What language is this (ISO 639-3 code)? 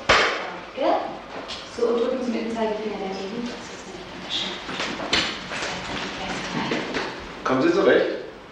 deu